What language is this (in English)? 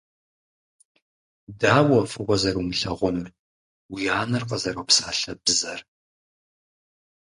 Kabardian